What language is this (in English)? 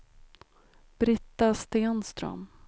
Swedish